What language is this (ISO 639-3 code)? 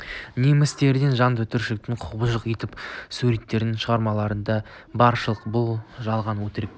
kaz